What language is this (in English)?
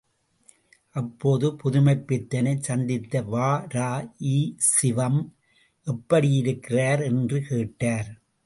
Tamil